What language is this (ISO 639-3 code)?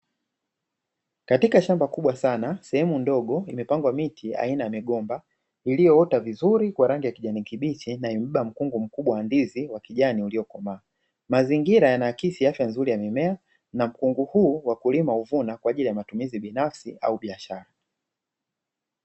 swa